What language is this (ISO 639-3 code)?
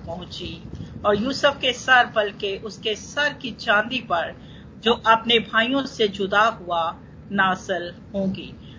hin